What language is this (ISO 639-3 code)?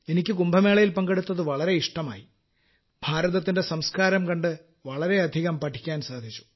mal